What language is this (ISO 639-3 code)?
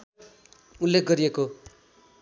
nep